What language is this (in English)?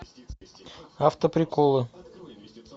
Russian